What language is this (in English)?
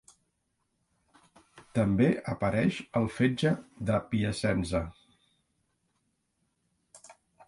Catalan